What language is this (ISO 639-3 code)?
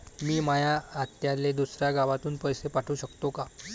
mar